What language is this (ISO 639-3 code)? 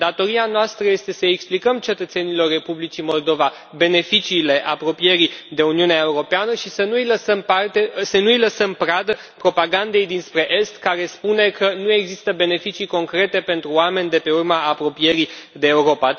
ron